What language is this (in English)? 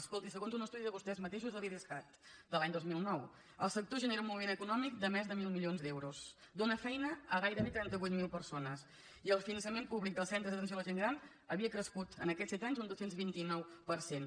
Catalan